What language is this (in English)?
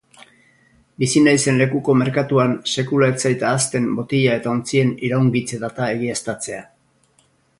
Basque